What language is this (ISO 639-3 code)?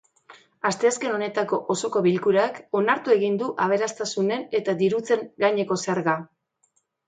eus